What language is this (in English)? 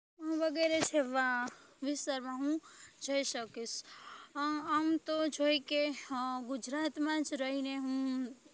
Gujarati